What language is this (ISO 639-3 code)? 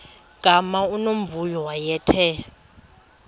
xho